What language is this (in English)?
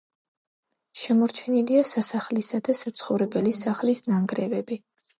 Georgian